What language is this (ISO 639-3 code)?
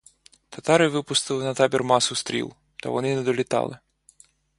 ukr